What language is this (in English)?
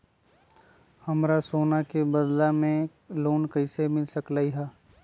Magahi